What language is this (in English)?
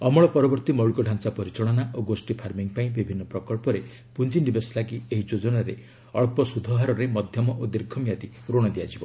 Odia